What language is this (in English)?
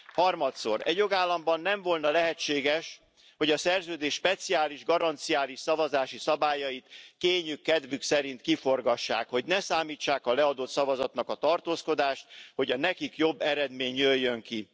Hungarian